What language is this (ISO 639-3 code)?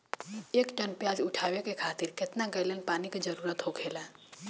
bho